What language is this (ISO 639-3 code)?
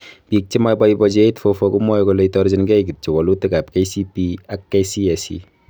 kln